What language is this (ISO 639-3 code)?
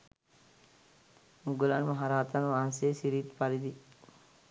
sin